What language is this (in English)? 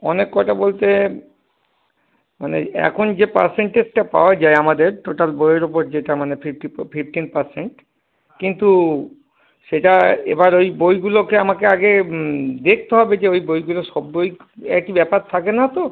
Bangla